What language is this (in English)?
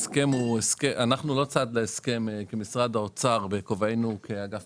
Hebrew